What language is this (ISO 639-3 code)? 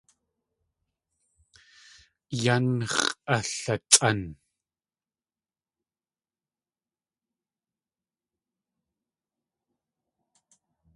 tli